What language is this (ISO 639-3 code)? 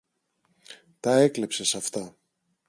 ell